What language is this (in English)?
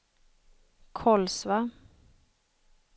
Swedish